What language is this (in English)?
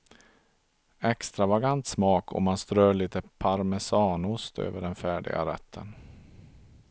Swedish